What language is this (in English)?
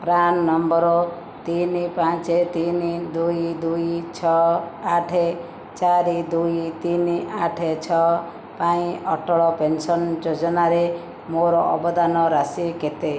Odia